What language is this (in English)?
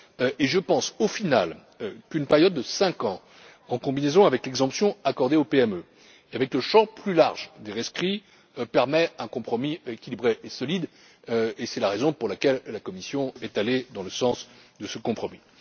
French